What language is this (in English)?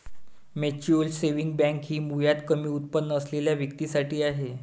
Marathi